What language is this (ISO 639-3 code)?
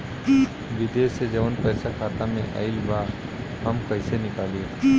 bho